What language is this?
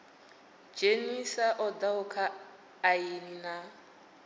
Venda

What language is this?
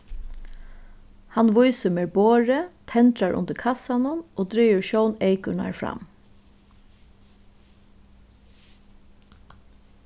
Faroese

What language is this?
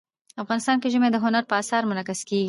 Pashto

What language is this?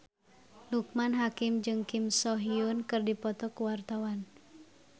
Sundanese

